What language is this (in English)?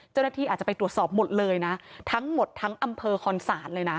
Thai